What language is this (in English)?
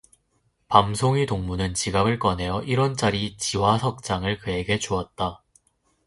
Korean